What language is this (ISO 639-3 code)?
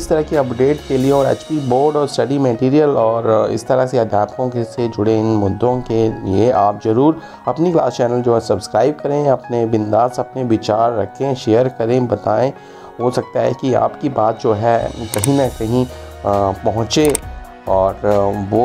hin